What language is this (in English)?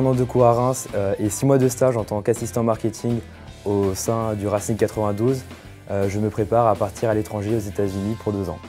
French